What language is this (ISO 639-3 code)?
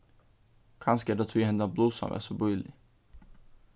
fao